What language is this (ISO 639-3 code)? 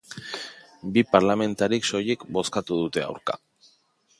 eus